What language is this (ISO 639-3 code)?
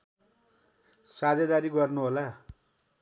nep